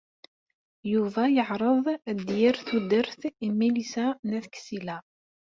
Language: Kabyle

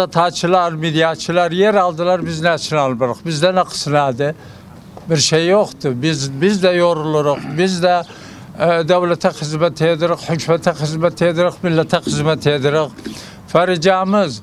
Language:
Arabic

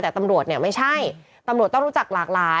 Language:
Thai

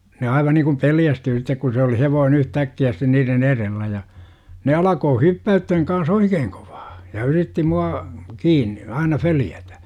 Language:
Finnish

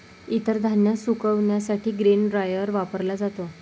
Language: Marathi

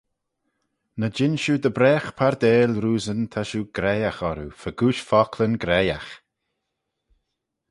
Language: Manx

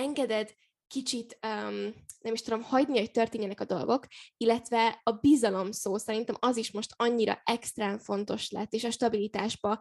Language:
Hungarian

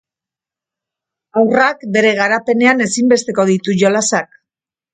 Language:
Basque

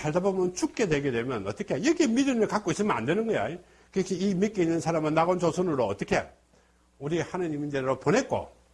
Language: Korean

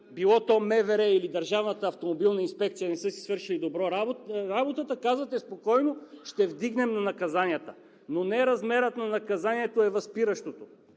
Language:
Bulgarian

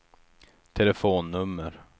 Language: Swedish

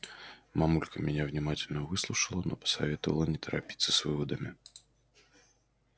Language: Russian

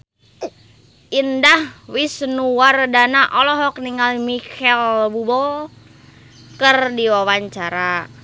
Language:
Sundanese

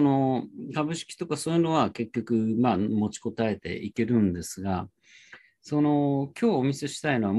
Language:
Japanese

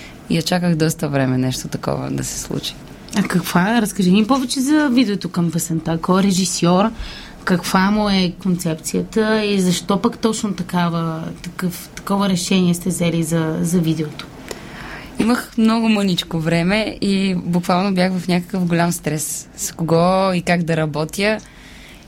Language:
Bulgarian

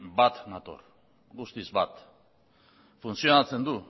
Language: Basque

